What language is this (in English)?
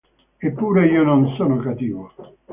Italian